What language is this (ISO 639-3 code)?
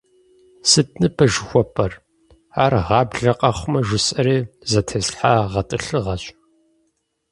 kbd